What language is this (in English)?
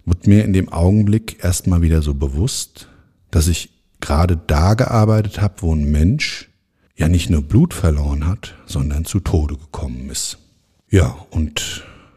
German